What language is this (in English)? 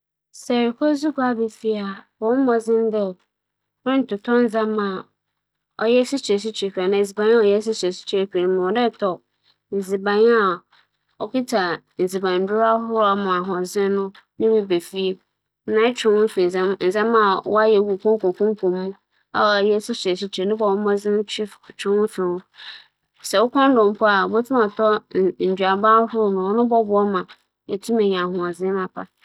Akan